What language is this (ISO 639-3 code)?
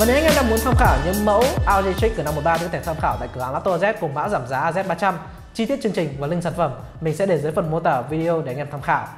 vie